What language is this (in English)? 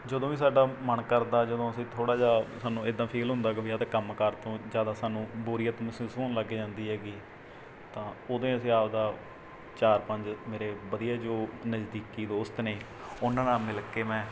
Punjabi